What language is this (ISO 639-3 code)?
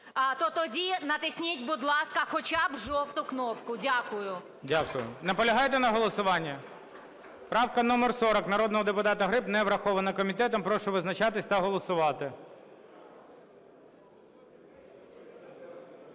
ukr